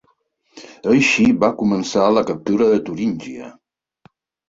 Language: Catalan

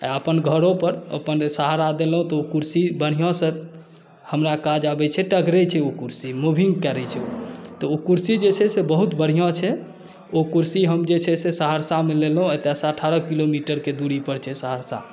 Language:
Maithili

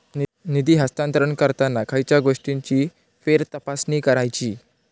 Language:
Marathi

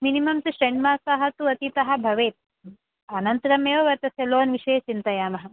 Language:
Sanskrit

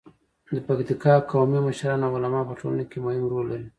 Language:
Pashto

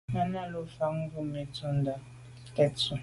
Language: Medumba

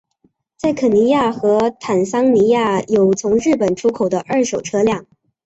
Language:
Chinese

